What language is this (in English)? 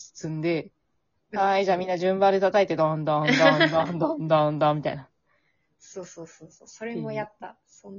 Japanese